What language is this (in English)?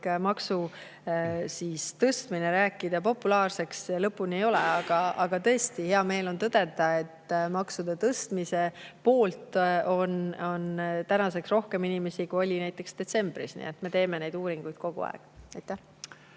Estonian